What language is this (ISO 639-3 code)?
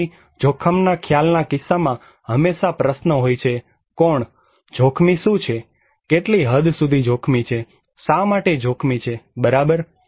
guj